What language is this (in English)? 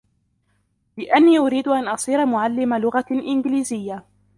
Arabic